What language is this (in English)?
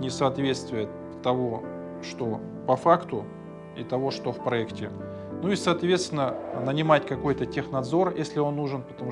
Russian